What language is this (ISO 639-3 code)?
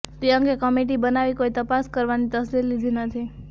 guj